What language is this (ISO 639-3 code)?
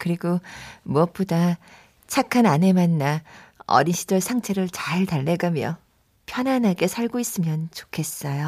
kor